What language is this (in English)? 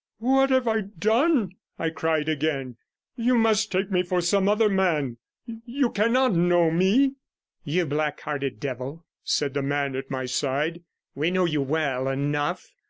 English